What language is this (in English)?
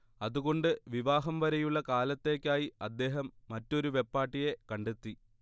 Malayalam